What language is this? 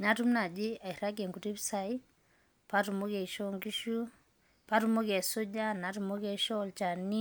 Masai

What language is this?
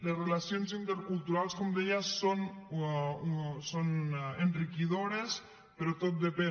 Catalan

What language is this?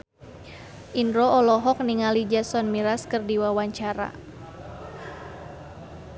Sundanese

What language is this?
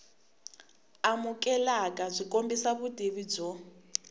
Tsonga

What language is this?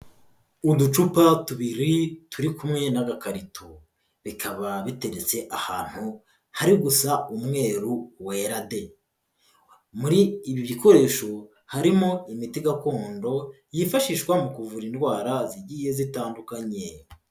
Kinyarwanda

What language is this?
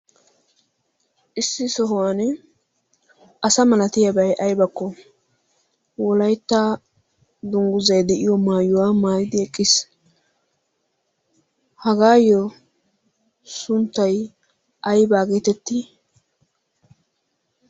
Wolaytta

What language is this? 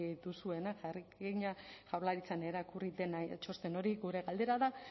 Basque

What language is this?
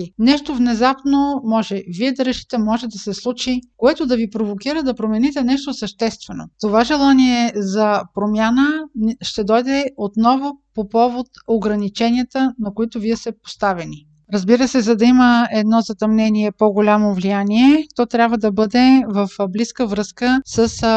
Bulgarian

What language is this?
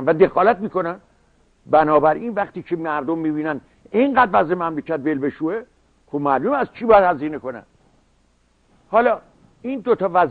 Persian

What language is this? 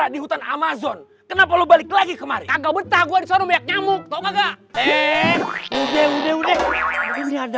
Indonesian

